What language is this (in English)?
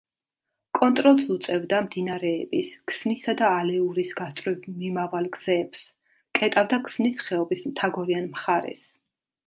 Georgian